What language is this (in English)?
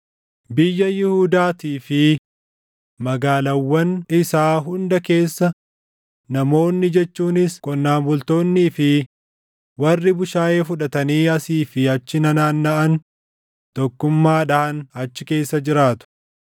Oromo